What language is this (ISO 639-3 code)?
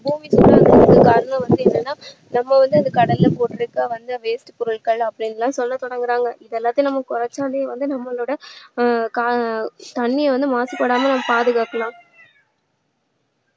tam